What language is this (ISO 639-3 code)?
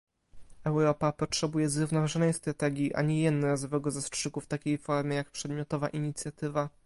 pol